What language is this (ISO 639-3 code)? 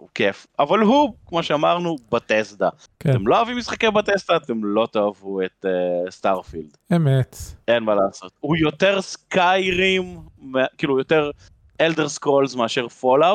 heb